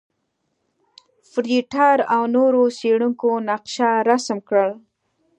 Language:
Pashto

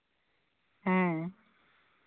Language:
Santali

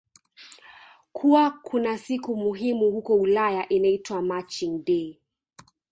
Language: Swahili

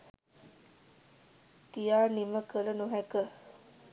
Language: Sinhala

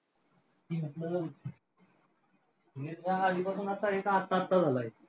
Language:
Marathi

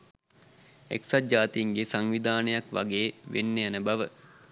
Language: Sinhala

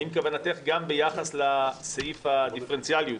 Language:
Hebrew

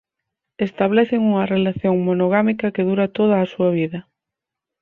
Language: Galician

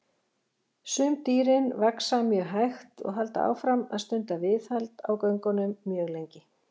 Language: Icelandic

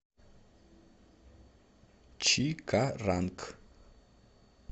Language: Russian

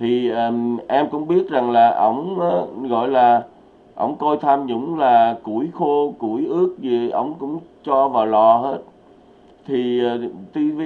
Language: Vietnamese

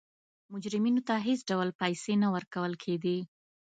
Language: Pashto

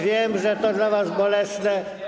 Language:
Polish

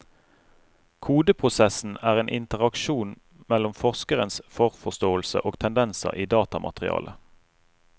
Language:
Norwegian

